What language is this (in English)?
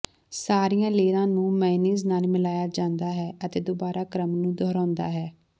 Punjabi